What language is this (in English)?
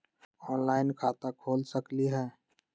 Magahi